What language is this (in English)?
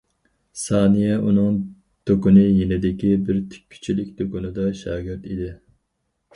Uyghur